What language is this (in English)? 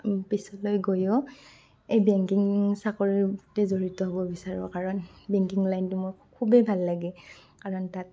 Assamese